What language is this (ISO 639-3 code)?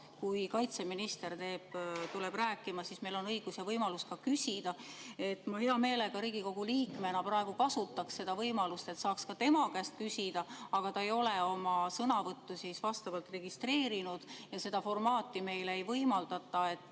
est